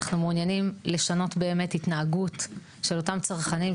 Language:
Hebrew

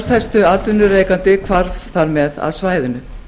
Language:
Icelandic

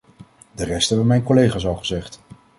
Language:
Dutch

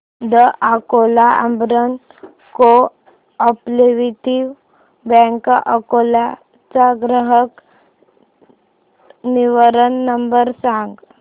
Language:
Marathi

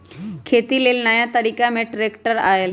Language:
Magahi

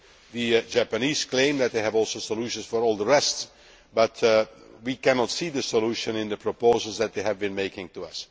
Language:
English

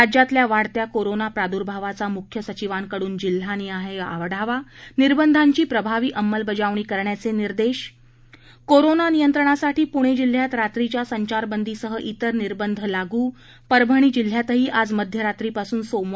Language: Marathi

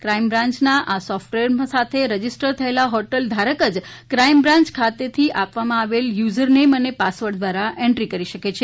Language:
Gujarati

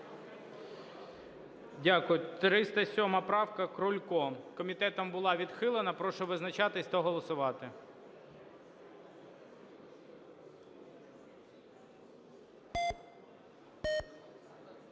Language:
Ukrainian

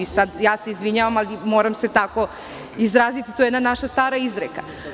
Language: Serbian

